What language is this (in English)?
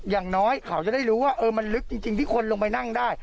Thai